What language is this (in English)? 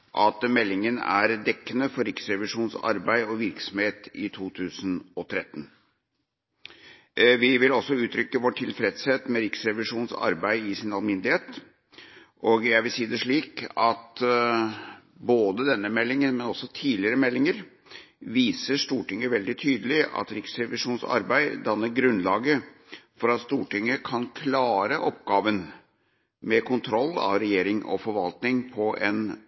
Norwegian Bokmål